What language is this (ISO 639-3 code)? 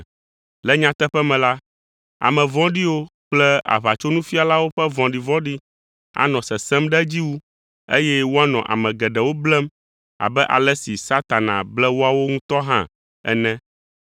ewe